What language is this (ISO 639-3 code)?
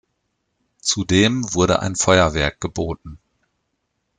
deu